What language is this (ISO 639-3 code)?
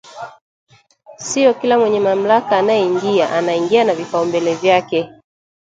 swa